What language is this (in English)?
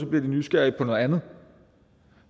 Danish